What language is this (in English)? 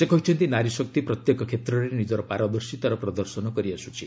Odia